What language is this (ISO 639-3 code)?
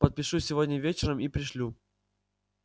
rus